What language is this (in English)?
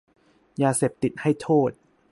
Thai